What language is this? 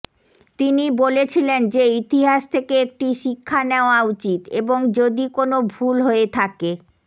Bangla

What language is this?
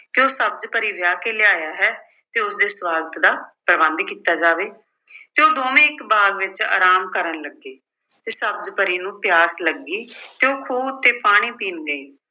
Punjabi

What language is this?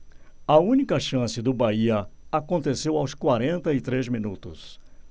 Portuguese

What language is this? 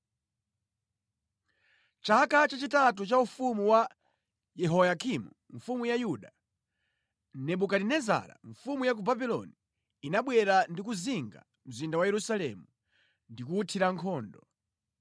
Nyanja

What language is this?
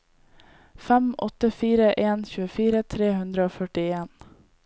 Norwegian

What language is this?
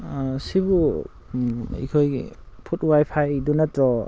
Manipuri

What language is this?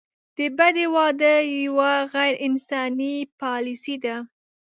Pashto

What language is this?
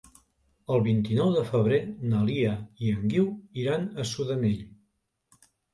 Catalan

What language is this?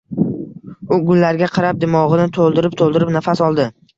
Uzbek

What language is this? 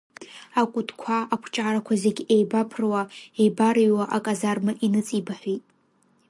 Abkhazian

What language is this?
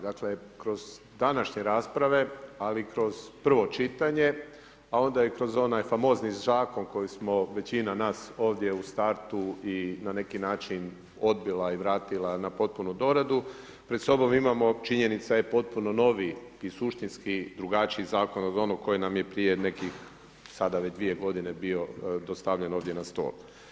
Croatian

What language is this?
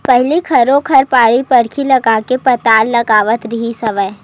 Chhattisgarhi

